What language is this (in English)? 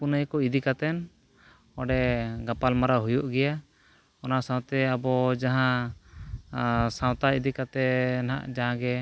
Santali